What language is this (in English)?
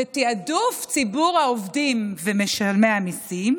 Hebrew